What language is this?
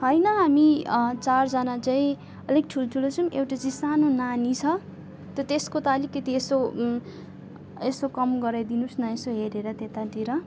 Nepali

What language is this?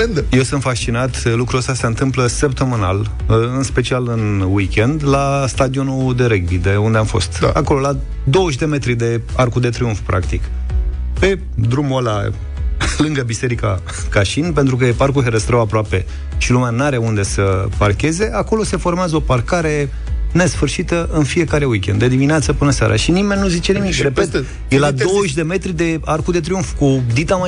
Romanian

